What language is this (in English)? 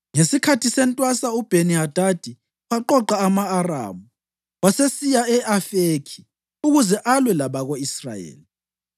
North Ndebele